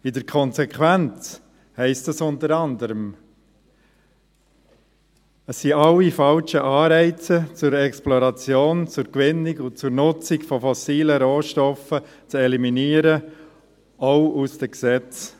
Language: Swiss German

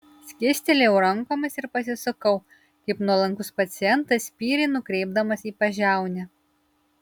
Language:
Lithuanian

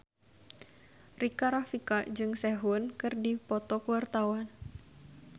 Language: Sundanese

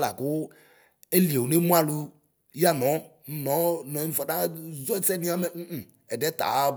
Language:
Ikposo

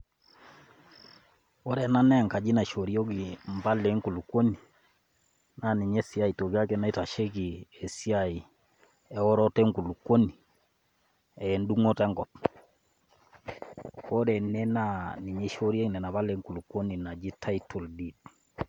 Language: Masai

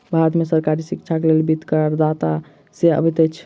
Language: Maithili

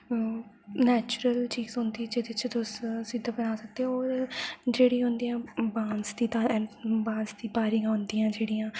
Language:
Dogri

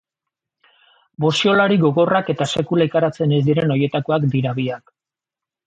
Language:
Basque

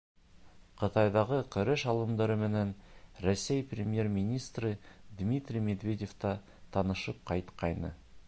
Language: Bashkir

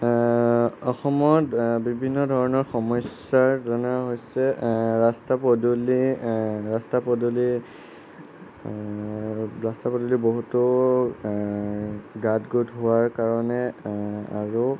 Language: Assamese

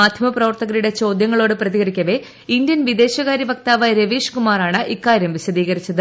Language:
Malayalam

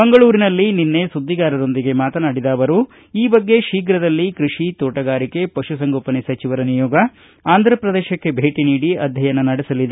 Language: Kannada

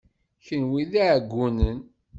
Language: Kabyle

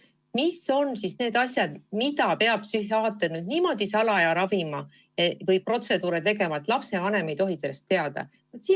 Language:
Estonian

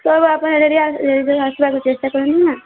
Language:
Odia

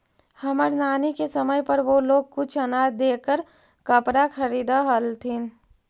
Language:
Magahi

